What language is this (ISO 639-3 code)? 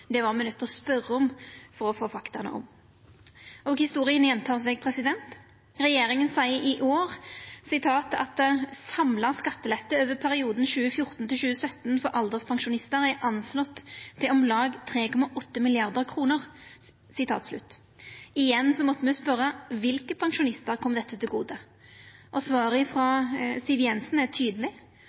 nno